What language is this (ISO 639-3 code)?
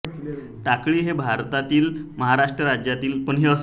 mar